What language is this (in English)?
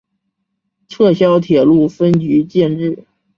Chinese